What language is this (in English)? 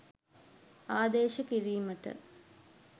Sinhala